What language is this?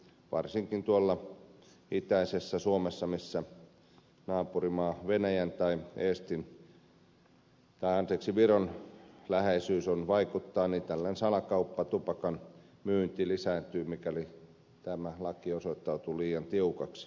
Finnish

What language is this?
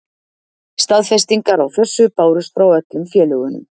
Icelandic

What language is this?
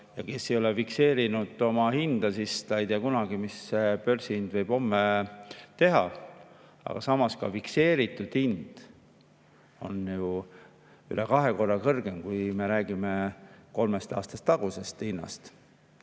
Estonian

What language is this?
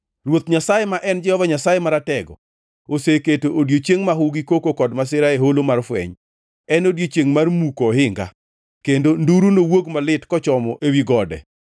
Luo (Kenya and Tanzania)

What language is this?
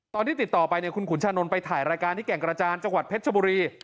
Thai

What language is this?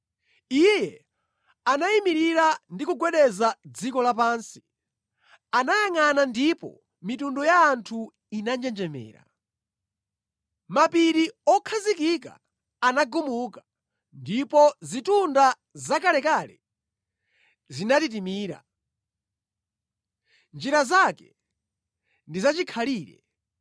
Nyanja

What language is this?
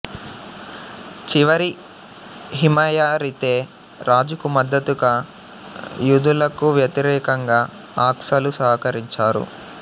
Telugu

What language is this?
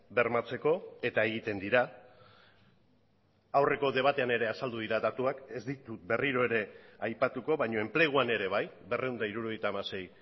Basque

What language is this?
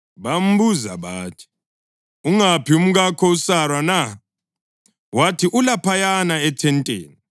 North Ndebele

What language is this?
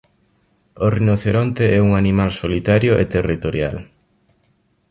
Galician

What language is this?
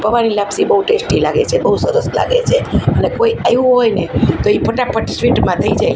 Gujarati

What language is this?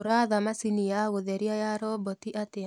Kikuyu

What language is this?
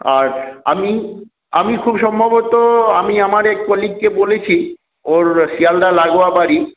Bangla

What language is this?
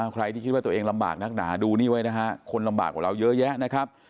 Thai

